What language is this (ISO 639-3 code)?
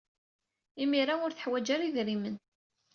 kab